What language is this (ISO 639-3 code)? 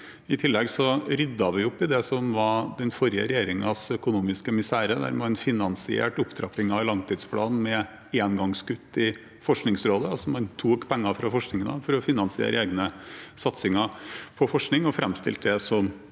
nor